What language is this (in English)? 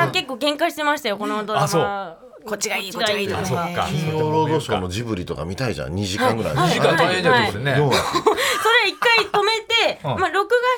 Japanese